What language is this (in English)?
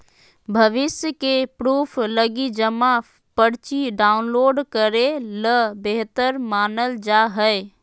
Magahi